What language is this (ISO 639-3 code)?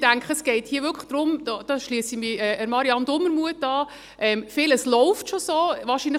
gsw